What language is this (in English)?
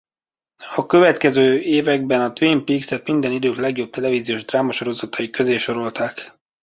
Hungarian